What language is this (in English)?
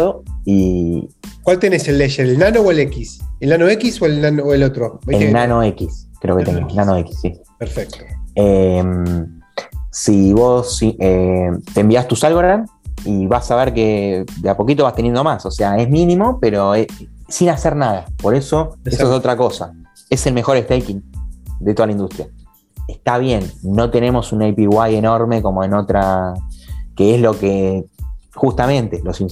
Spanish